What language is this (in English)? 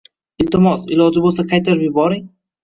Uzbek